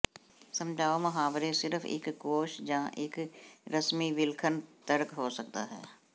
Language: Punjabi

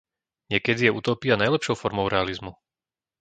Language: Slovak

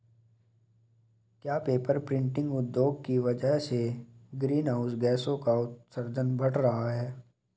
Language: Hindi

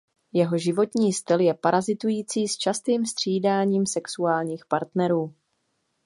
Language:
Czech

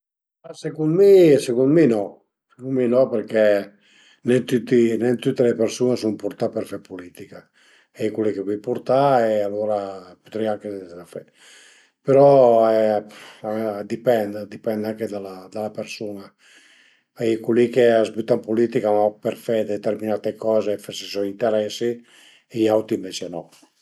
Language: Piedmontese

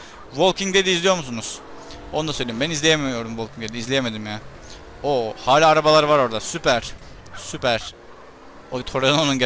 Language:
Turkish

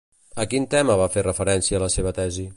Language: Catalan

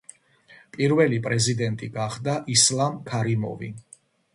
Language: Georgian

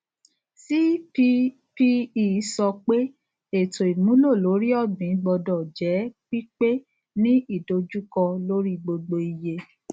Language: Yoruba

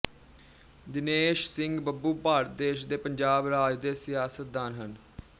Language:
Punjabi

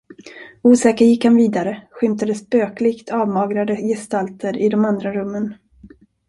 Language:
Swedish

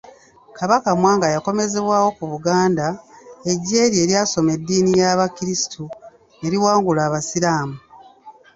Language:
Ganda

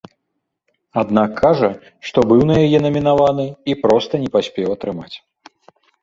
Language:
Belarusian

